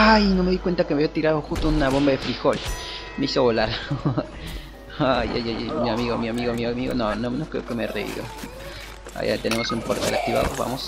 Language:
Spanish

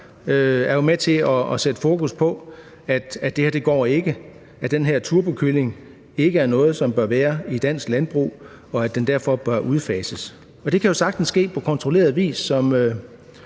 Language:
Danish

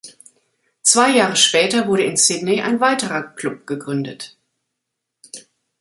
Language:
German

